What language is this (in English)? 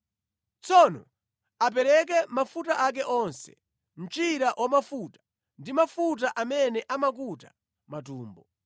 Nyanja